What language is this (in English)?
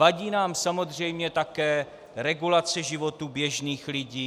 Czech